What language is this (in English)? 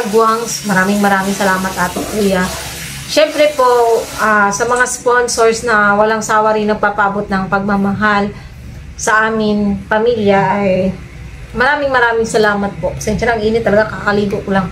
Filipino